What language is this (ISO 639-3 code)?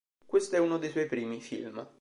ita